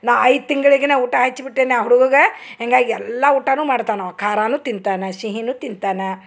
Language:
Kannada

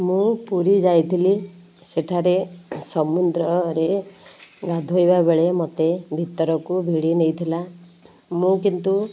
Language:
Odia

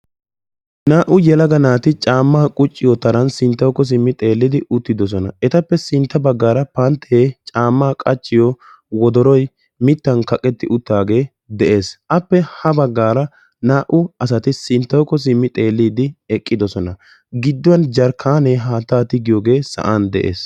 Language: Wolaytta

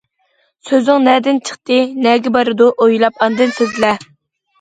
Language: Uyghur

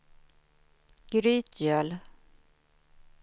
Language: Swedish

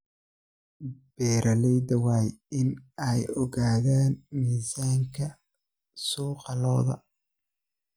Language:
Somali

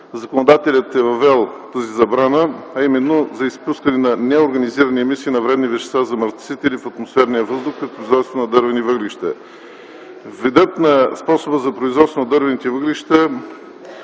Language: Bulgarian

